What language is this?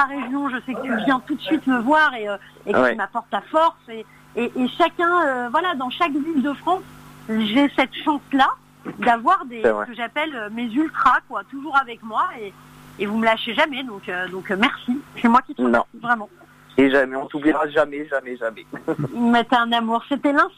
French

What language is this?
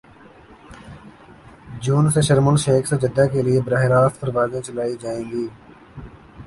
Urdu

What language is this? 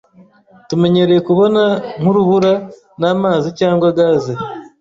Kinyarwanda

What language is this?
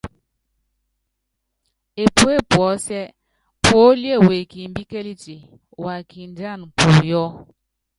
Yangben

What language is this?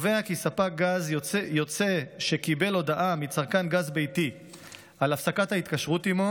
Hebrew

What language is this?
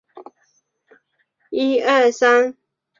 Chinese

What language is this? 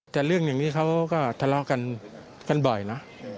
Thai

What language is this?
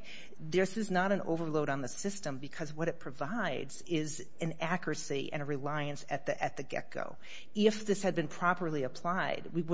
English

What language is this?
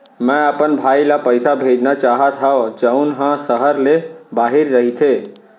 Chhattisgarhi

